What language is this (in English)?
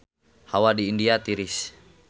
Sundanese